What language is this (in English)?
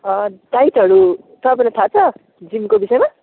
Nepali